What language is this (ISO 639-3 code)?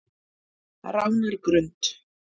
isl